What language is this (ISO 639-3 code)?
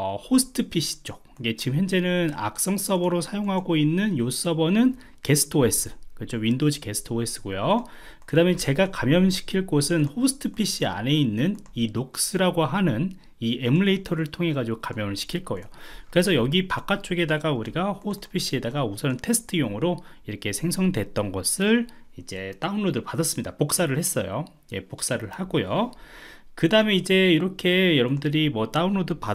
kor